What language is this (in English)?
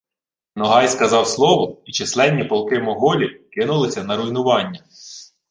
Ukrainian